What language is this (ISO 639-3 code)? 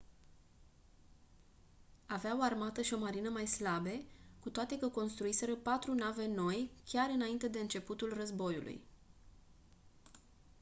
ron